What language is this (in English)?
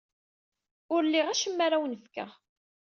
Kabyle